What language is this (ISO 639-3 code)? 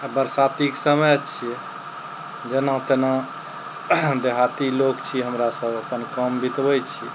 mai